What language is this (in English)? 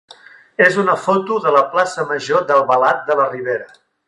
Catalan